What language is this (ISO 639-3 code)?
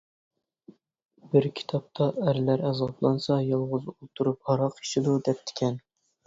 uig